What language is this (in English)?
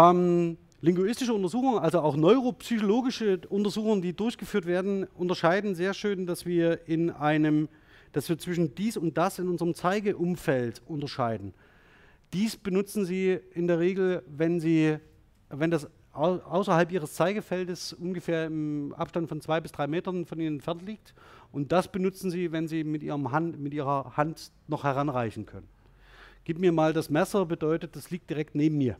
German